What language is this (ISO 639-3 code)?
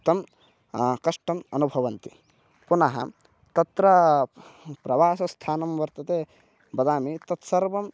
san